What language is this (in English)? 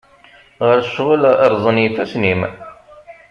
Kabyle